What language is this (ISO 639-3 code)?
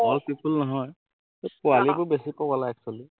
asm